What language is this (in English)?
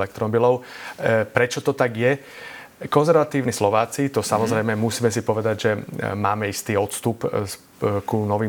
Slovak